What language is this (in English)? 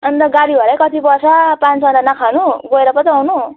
Nepali